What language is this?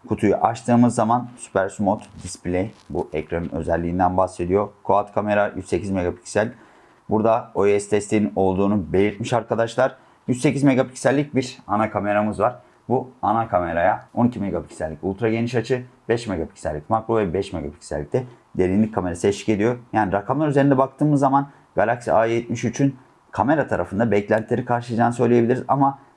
Turkish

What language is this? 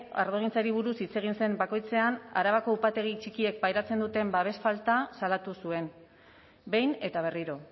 Basque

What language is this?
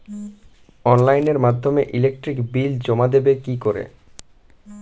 Bangla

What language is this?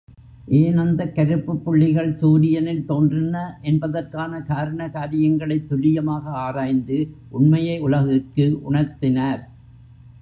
Tamil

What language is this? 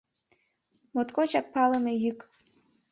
Mari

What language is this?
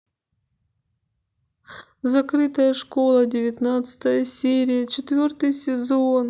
Russian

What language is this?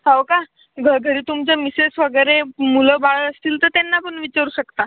Marathi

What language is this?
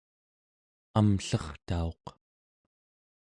Central Yupik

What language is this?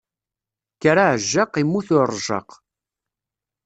Kabyle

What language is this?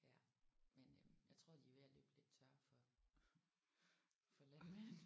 Danish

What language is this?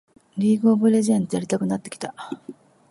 Japanese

